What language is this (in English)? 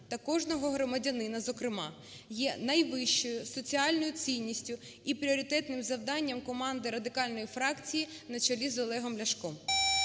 Ukrainian